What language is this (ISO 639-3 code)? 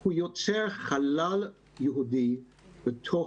heb